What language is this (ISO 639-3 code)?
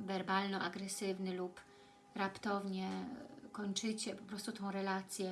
pol